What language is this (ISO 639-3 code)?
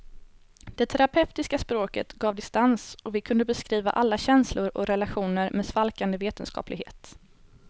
swe